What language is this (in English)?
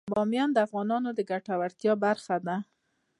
Pashto